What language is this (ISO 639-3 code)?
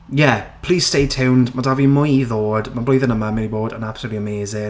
cym